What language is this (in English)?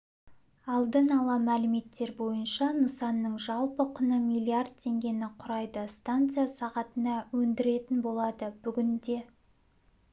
Kazakh